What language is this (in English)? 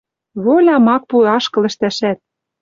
Western Mari